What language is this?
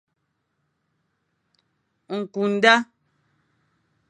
Fang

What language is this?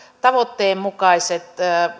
Finnish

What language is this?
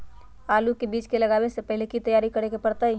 Magahi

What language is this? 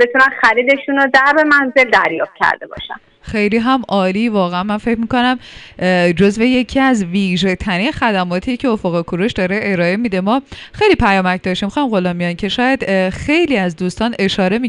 Persian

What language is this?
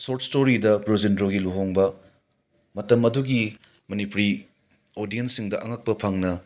Manipuri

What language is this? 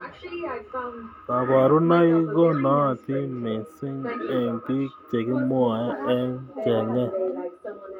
Kalenjin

